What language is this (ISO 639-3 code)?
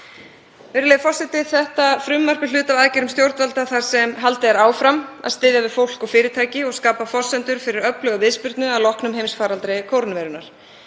isl